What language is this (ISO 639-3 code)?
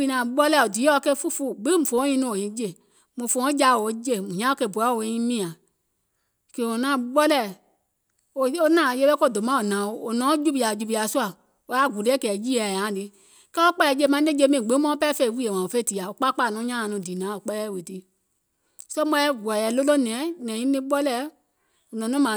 gol